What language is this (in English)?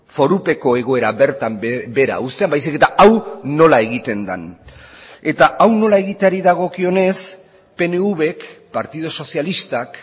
Basque